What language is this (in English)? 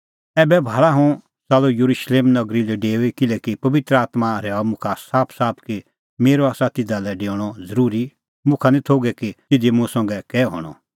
Kullu Pahari